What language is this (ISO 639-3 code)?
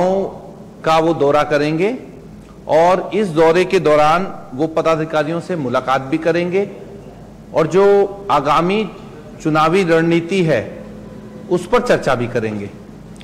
hin